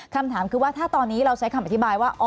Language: Thai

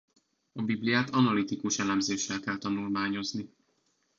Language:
Hungarian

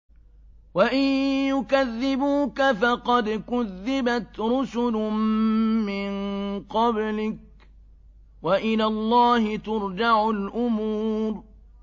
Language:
Arabic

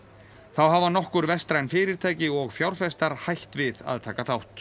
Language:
Icelandic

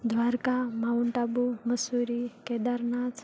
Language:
Gujarati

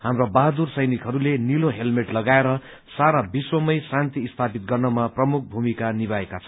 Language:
Nepali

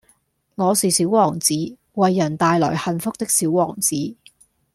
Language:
Cantonese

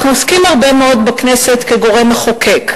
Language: Hebrew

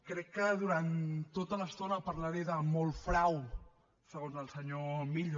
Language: Catalan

